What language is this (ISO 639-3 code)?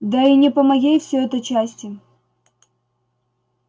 rus